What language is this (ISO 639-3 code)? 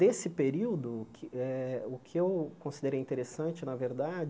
por